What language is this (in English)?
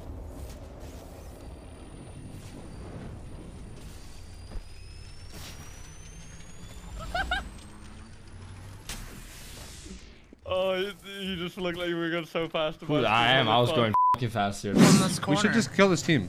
English